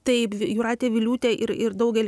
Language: Lithuanian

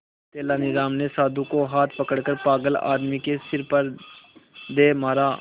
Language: Hindi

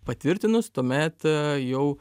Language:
Lithuanian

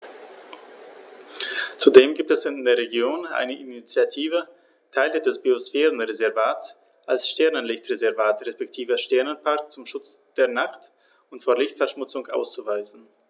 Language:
German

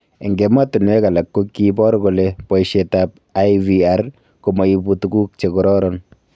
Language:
Kalenjin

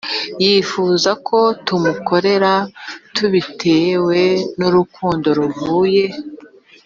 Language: Kinyarwanda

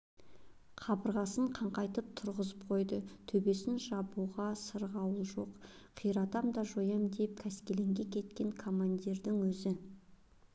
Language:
Kazakh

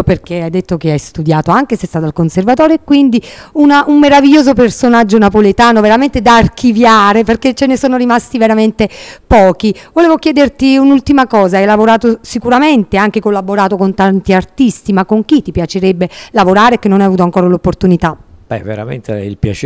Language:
Italian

